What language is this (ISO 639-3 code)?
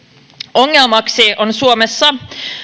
fin